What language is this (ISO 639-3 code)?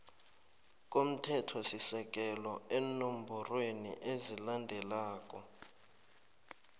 nbl